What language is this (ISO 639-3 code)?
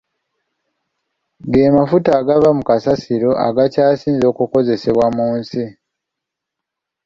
lug